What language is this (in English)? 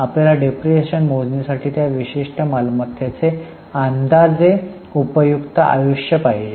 Marathi